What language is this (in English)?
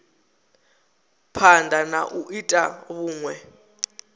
Venda